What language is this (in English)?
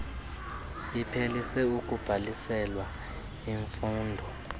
Xhosa